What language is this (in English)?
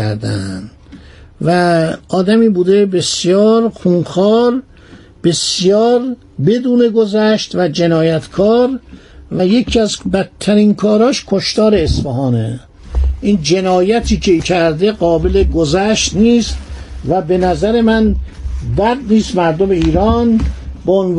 Persian